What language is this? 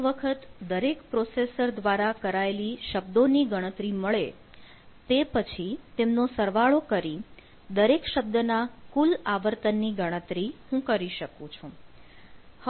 Gujarati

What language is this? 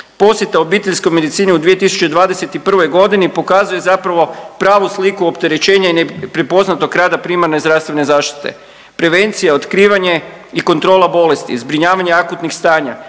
Croatian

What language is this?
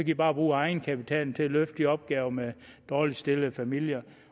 Danish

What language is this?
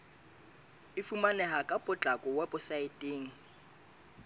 Southern Sotho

